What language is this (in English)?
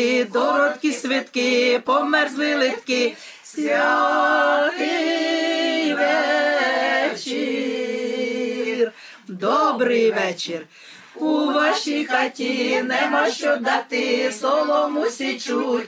Ukrainian